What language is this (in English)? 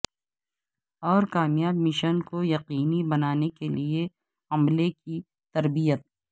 Urdu